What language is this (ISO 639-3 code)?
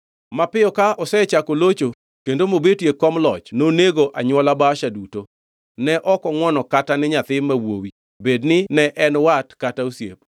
luo